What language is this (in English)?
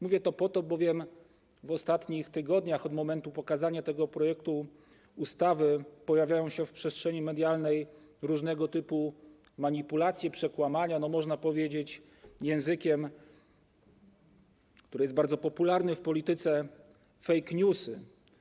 Polish